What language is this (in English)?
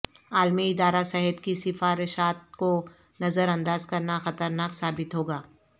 Urdu